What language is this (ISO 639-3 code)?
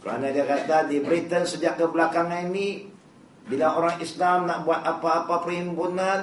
msa